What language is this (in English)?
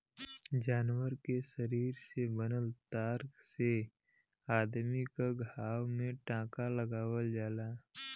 Bhojpuri